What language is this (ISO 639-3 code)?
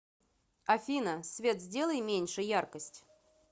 rus